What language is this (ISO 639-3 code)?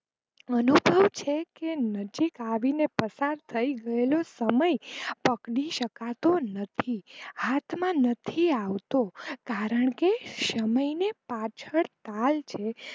guj